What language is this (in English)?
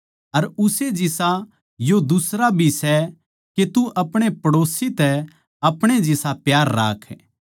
Haryanvi